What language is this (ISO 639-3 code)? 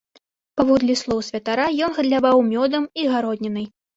bel